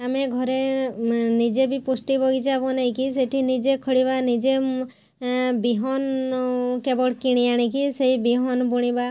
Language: Odia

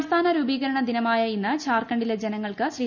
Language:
Malayalam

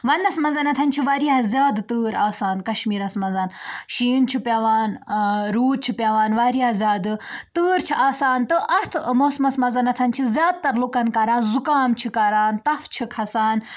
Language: Kashmiri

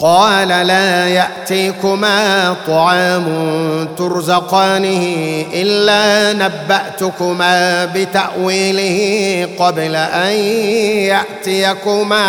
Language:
Arabic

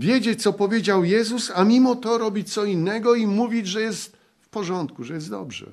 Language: Polish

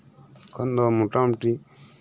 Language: Santali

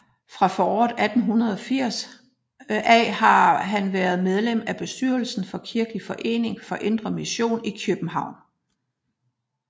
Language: Danish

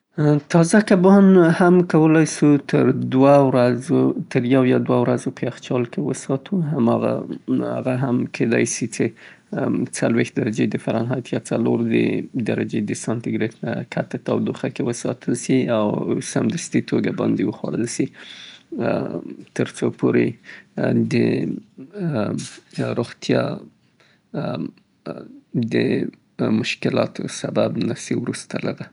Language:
Southern Pashto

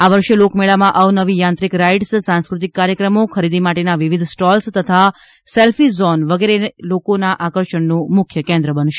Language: Gujarati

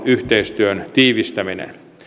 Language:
Finnish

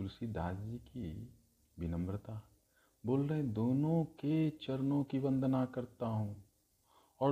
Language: Hindi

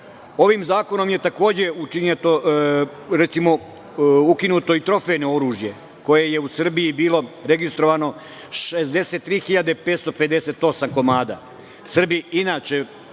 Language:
Serbian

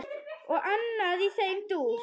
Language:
Icelandic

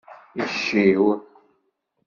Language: Kabyle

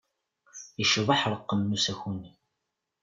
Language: Kabyle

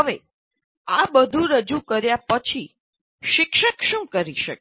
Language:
Gujarati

